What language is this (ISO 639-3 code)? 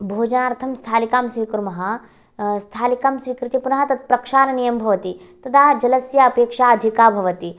san